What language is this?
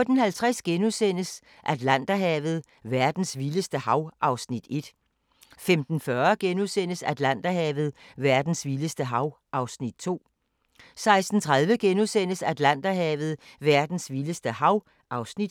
Danish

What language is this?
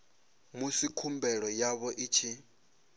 Venda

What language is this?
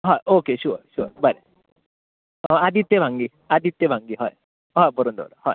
Konkani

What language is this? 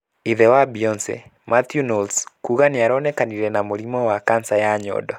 Kikuyu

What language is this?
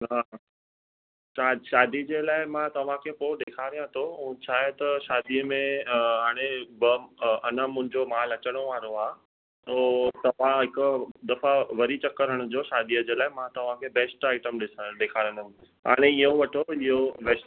Sindhi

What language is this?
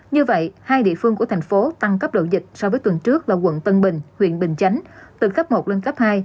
Vietnamese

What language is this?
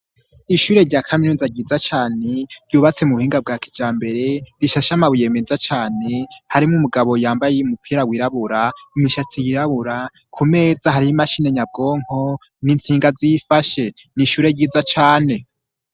Rundi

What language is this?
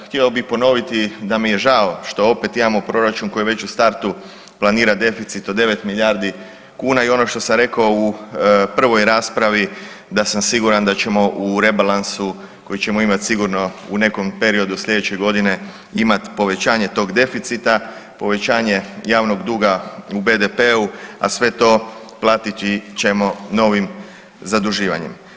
Croatian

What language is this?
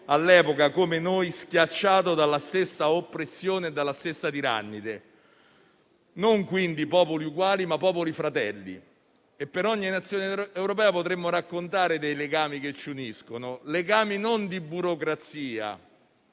Italian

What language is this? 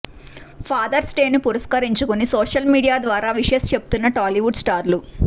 Telugu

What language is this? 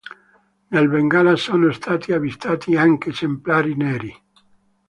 Italian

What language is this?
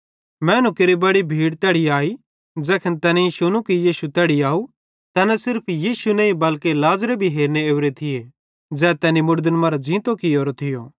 Bhadrawahi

